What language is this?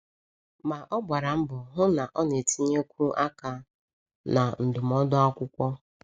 Igbo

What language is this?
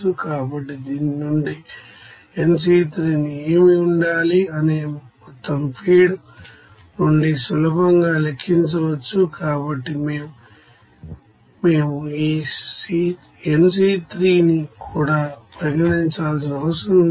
Telugu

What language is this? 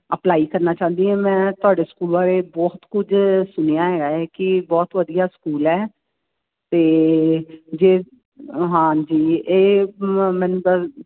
Punjabi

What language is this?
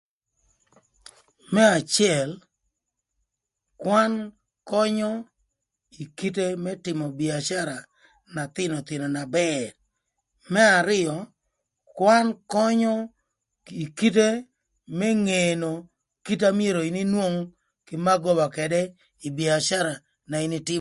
Thur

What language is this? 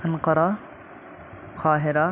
Urdu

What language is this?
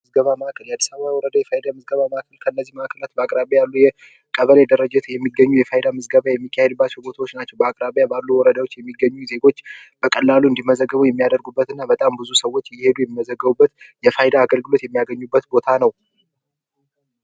Amharic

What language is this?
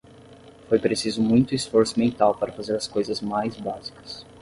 Portuguese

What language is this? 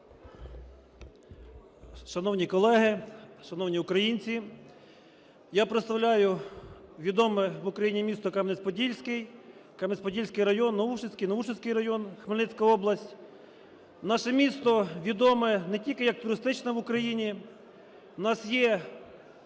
Ukrainian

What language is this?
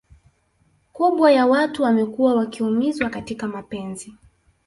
Swahili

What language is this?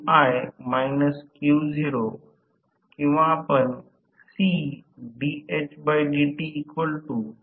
Marathi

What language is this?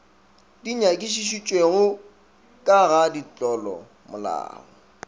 Northern Sotho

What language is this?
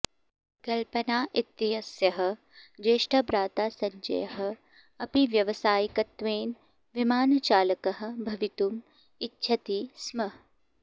Sanskrit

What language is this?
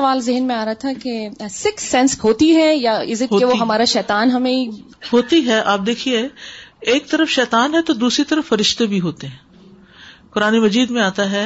Urdu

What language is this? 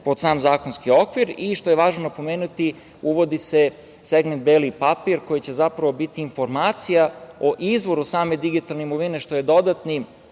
Serbian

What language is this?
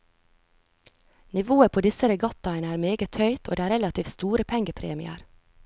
Norwegian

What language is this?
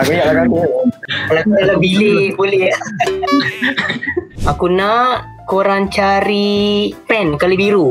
Malay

